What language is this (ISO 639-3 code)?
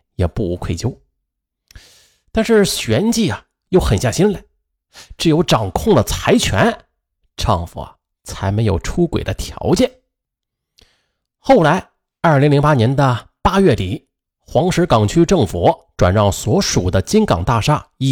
zho